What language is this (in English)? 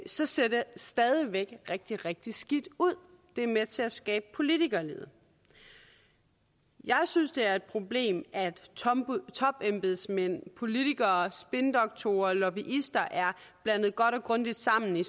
Danish